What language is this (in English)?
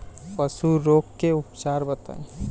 Bhojpuri